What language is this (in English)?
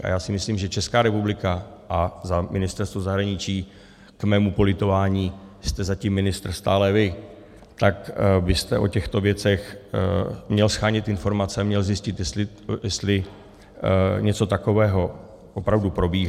Czech